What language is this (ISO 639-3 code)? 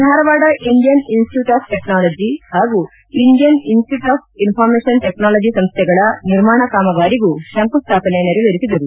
kan